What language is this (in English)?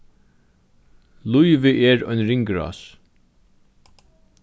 Faroese